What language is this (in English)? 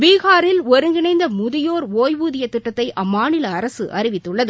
Tamil